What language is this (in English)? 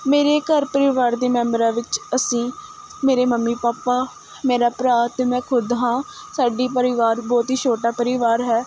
Punjabi